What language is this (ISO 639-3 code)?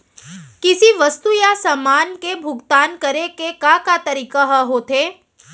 hne